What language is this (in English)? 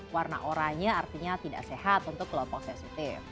Indonesian